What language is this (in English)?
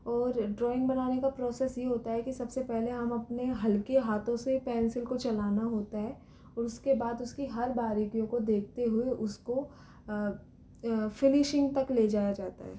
Hindi